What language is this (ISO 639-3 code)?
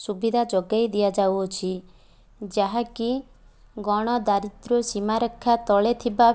ori